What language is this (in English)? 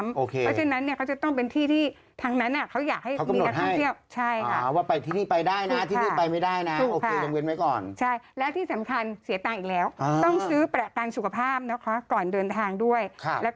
Thai